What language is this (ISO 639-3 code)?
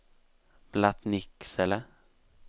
swe